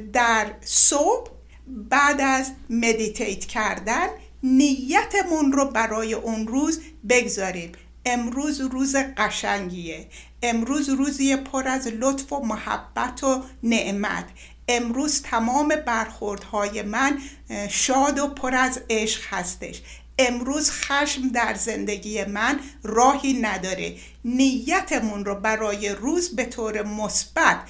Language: Persian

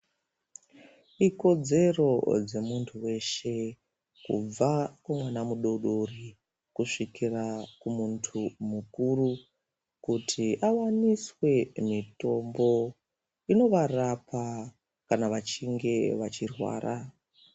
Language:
Ndau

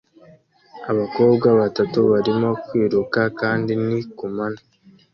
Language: Kinyarwanda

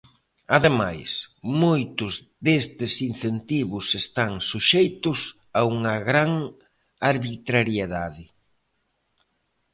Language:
Galician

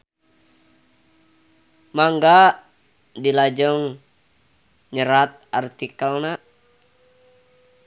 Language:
Sundanese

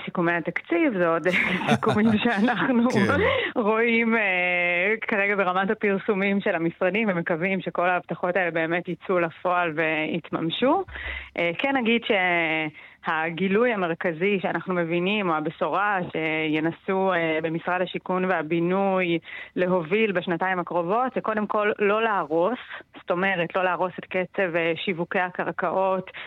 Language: Hebrew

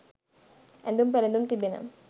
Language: Sinhala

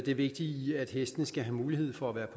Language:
Danish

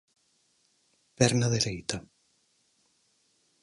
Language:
Galician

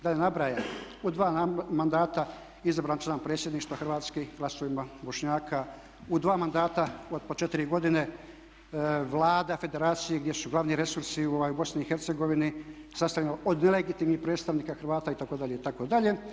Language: Croatian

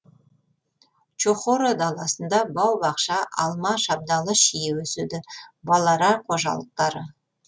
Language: Kazakh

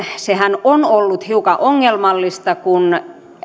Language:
Finnish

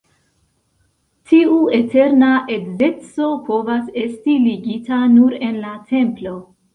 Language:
Esperanto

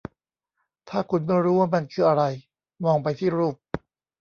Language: Thai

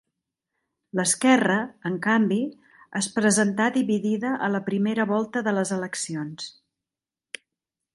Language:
Catalan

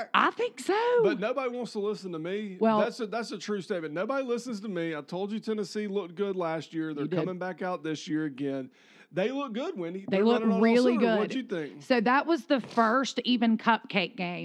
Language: English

